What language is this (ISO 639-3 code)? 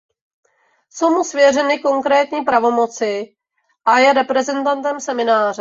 ces